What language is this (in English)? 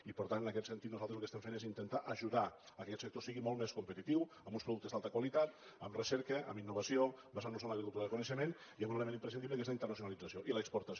Catalan